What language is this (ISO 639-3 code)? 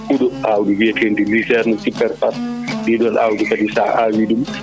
ful